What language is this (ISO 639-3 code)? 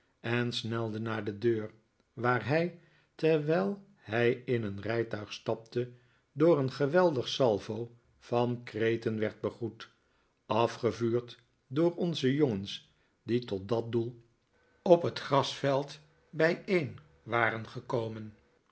nld